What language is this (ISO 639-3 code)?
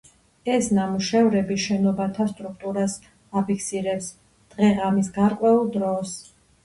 kat